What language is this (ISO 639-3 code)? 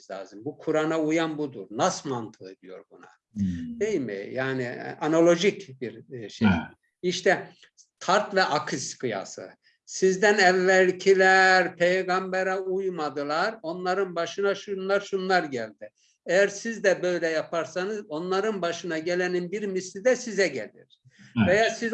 tur